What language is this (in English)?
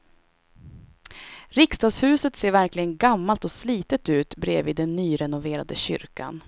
Swedish